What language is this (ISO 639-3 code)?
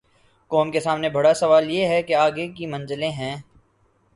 urd